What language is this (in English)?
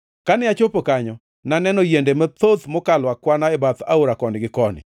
Luo (Kenya and Tanzania)